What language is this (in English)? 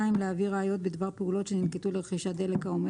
Hebrew